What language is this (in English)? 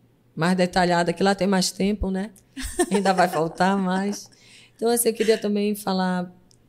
Portuguese